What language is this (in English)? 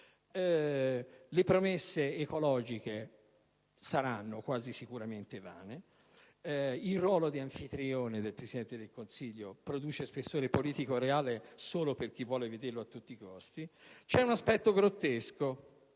Italian